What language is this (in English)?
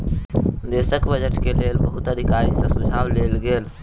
Maithili